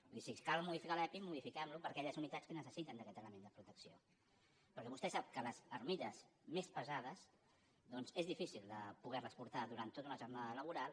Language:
Catalan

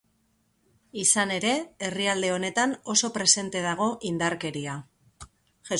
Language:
Basque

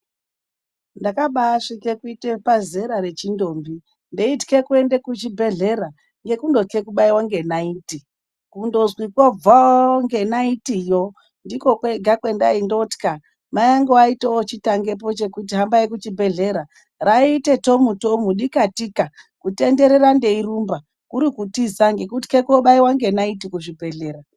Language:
Ndau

